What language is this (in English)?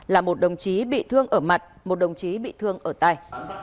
Vietnamese